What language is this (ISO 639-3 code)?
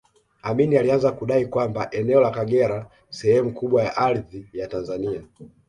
swa